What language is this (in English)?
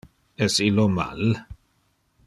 Interlingua